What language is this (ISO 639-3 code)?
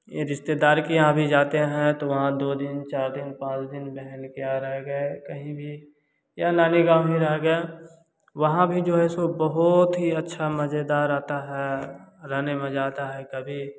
hin